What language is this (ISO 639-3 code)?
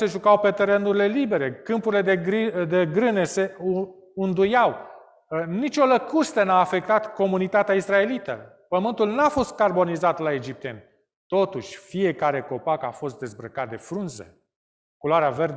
ron